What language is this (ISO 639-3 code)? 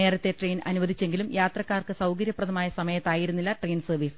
mal